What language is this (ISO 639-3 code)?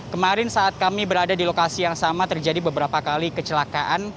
ind